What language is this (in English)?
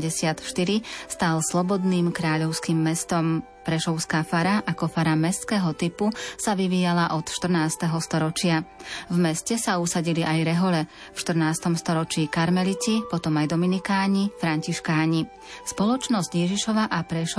Slovak